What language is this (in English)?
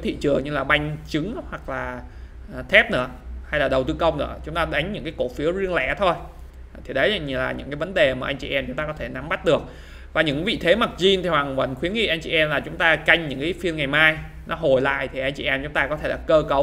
Vietnamese